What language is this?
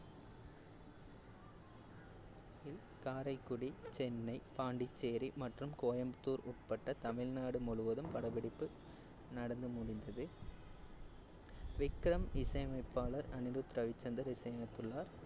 Tamil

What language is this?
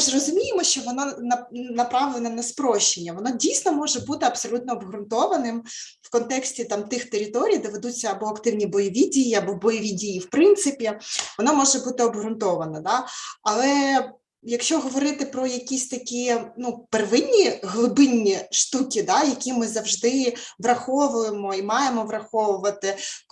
Ukrainian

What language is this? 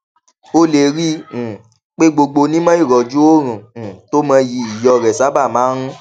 Yoruba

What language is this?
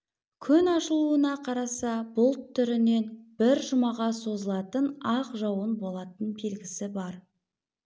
Kazakh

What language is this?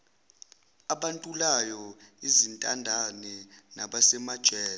Zulu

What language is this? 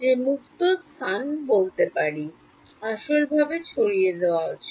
Bangla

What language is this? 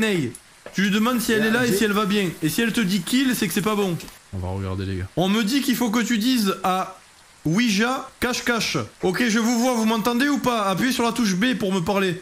French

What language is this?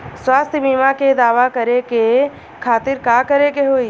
Bhojpuri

